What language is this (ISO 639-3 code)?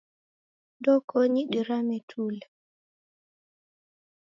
dav